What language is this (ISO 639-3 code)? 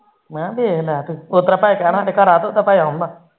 pan